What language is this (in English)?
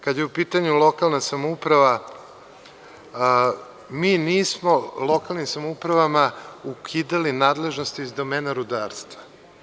Serbian